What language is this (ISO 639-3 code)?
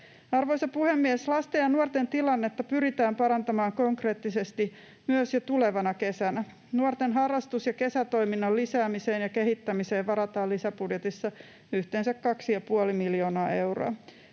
fin